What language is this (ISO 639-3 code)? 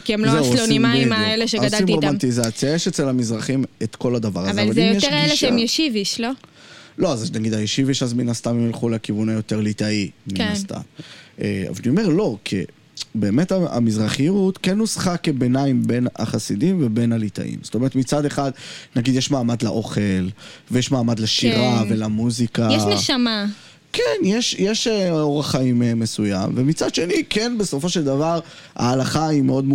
heb